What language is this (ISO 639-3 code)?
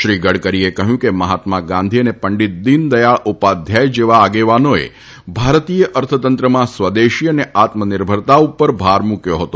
guj